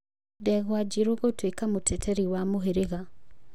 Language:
Kikuyu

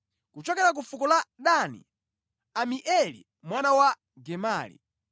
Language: Nyanja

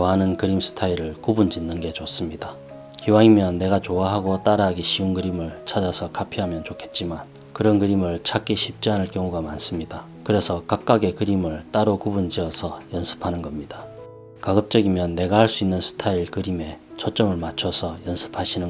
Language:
Korean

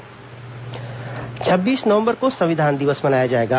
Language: Hindi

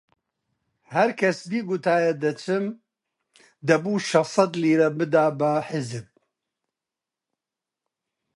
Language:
Central Kurdish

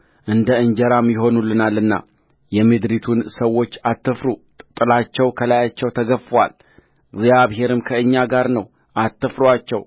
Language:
Amharic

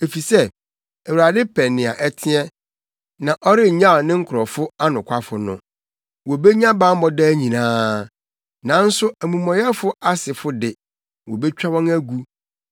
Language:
Akan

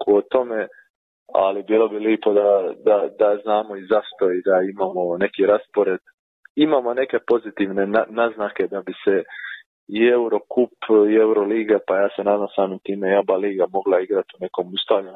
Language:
Croatian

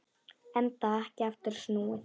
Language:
Icelandic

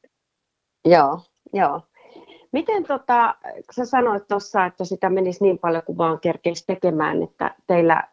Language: Finnish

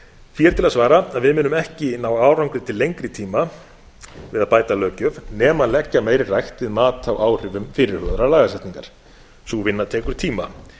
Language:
Icelandic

